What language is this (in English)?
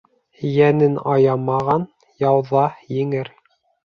Bashkir